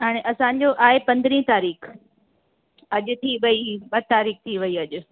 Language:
Sindhi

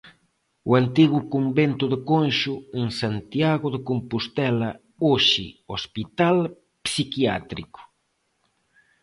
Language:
Galician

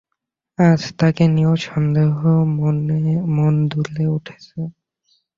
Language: Bangla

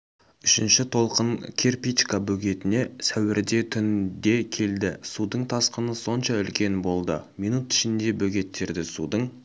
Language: Kazakh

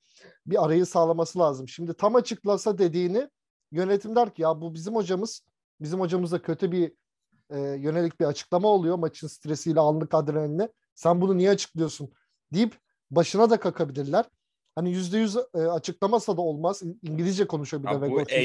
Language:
Turkish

